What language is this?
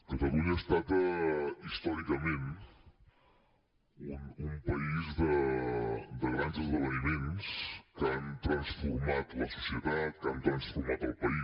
Catalan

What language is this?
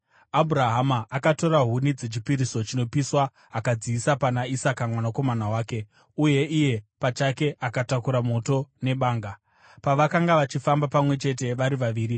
Shona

